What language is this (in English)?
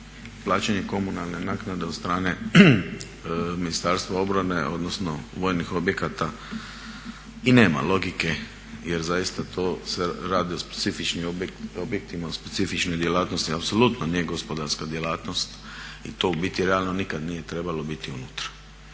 Croatian